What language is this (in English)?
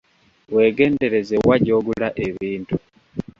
Ganda